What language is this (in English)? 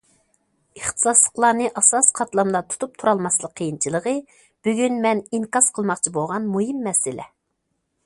Uyghur